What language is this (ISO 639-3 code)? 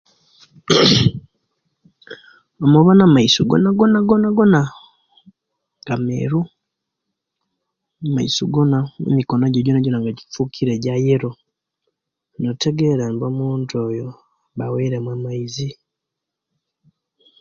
lke